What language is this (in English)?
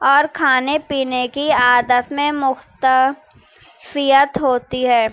Urdu